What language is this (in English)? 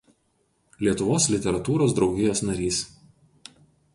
Lithuanian